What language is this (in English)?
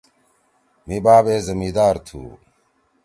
Torwali